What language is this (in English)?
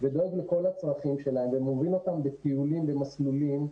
Hebrew